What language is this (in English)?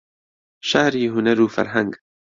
Central Kurdish